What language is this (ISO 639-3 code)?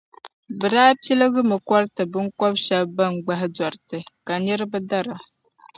dag